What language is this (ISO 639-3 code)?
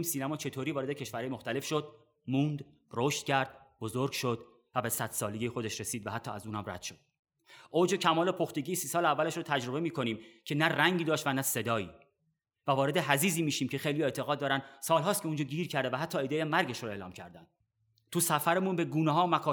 fas